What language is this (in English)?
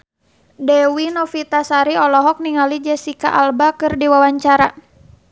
Sundanese